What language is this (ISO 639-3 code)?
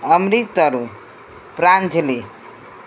guj